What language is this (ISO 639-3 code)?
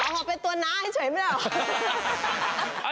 tha